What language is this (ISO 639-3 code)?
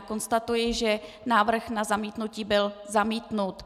ces